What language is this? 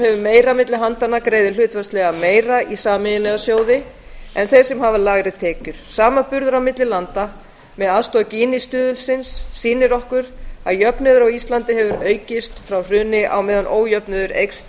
Icelandic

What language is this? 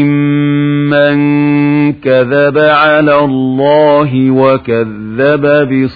Arabic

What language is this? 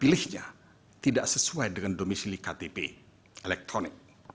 Indonesian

